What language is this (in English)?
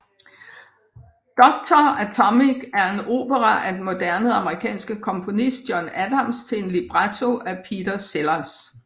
Danish